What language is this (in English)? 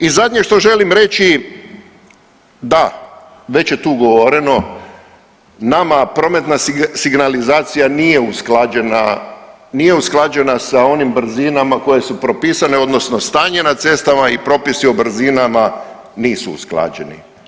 Croatian